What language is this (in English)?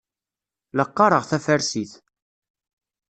Kabyle